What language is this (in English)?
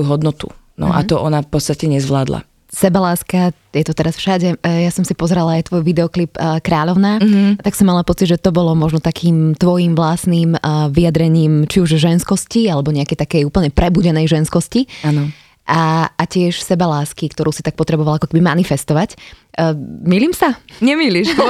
Slovak